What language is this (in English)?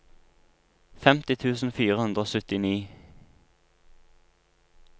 Norwegian